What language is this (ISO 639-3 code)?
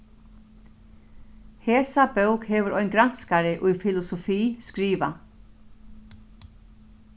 fao